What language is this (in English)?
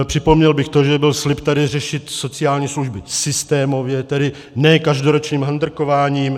Czech